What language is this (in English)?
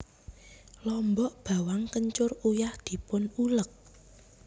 Javanese